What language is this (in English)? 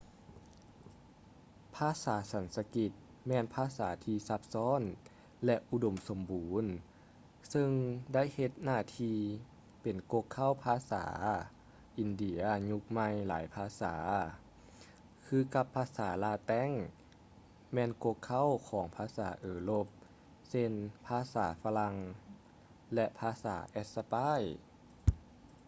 Lao